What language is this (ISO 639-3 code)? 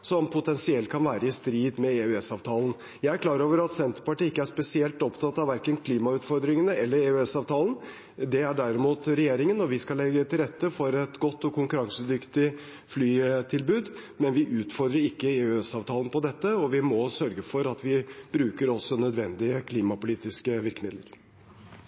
nob